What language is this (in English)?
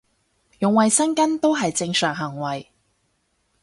Cantonese